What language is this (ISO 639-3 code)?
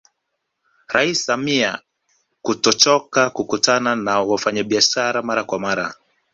swa